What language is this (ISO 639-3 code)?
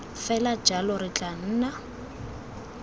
tsn